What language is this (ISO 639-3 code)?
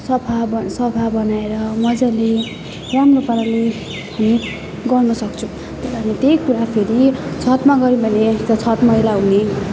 nep